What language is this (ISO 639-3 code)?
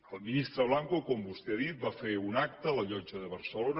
cat